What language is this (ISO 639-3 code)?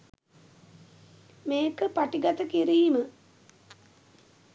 sin